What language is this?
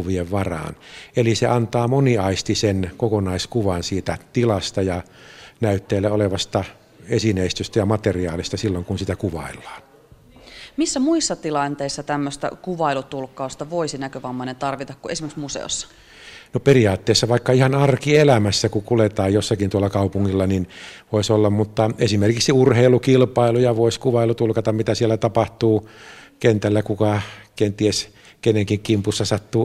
Finnish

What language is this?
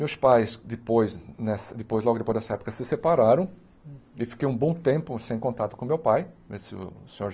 Portuguese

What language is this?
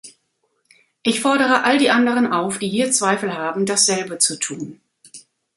German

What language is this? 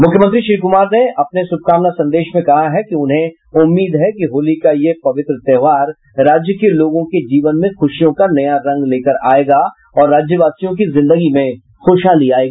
Hindi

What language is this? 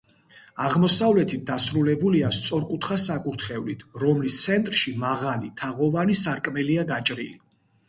Georgian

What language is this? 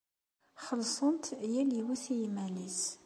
Kabyle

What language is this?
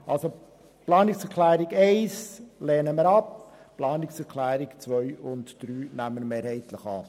Swiss German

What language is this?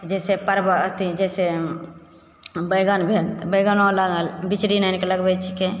Maithili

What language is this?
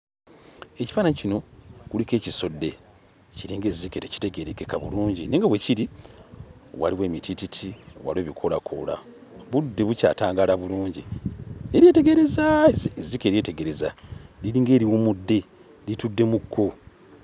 Ganda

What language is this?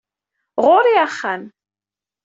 Kabyle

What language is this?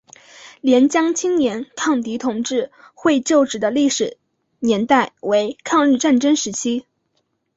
Chinese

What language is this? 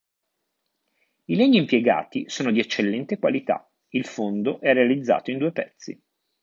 Italian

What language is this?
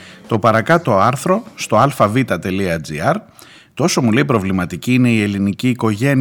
Greek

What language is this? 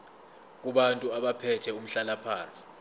Zulu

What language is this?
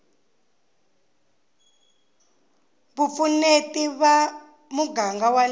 Tsonga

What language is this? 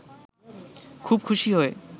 Bangla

